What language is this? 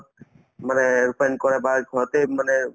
Assamese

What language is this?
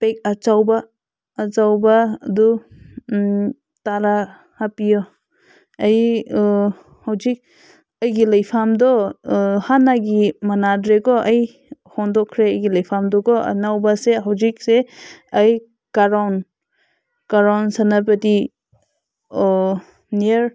Manipuri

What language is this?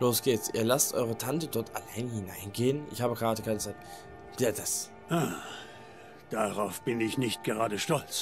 German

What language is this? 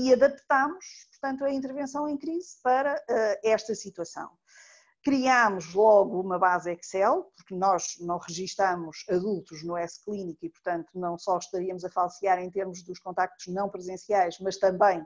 Portuguese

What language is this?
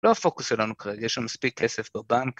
Hebrew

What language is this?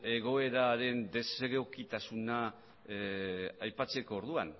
Basque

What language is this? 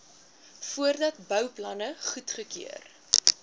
Afrikaans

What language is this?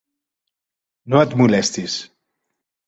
Catalan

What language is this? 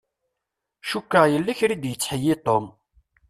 Kabyle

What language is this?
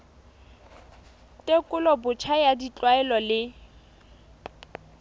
Southern Sotho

